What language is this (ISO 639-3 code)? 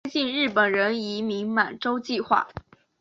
zho